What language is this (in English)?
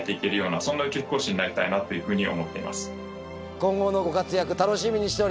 Japanese